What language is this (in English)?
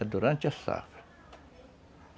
Portuguese